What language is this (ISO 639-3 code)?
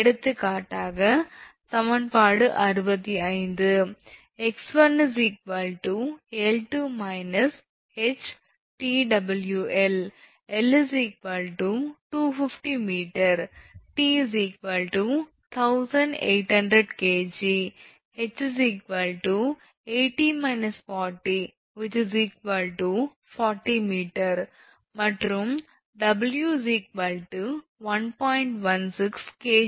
tam